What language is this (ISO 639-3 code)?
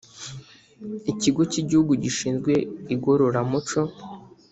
kin